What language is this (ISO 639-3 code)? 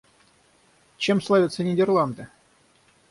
rus